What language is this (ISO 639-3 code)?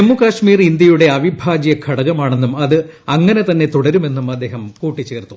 mal